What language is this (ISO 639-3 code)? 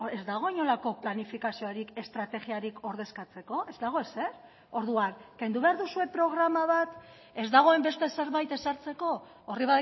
eus